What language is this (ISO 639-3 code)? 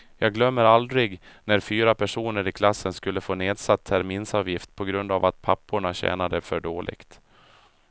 swe